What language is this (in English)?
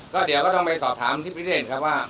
Thai